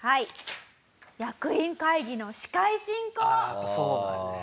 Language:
Japanese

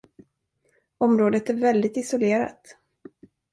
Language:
Swedish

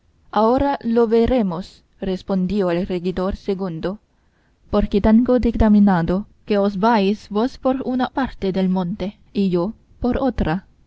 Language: Spanish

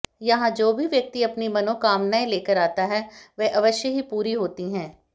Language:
Hindi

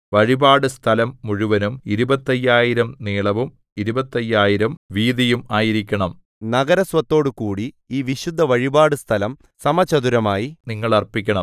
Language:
Malayalam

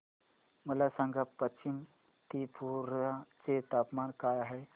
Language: Marathi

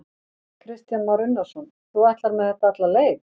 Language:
Icelandic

